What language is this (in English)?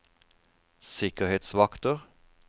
Norwegian